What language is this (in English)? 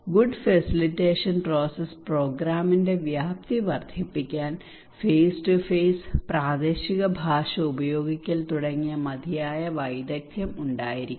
Malayalam